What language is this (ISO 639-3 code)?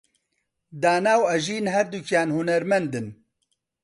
ckb